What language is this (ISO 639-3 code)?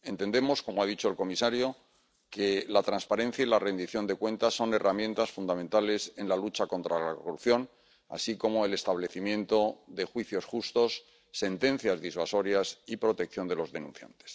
spa